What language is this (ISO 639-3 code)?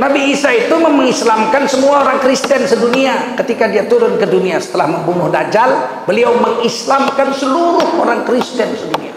ind